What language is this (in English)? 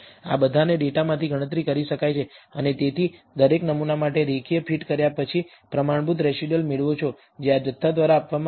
Gujarati